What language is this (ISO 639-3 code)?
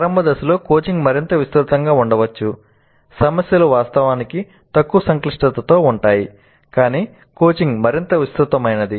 tel